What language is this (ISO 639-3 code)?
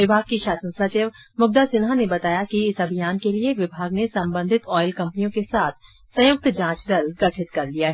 hin